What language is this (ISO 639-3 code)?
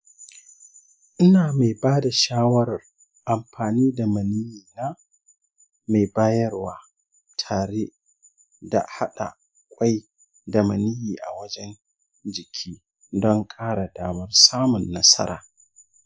hau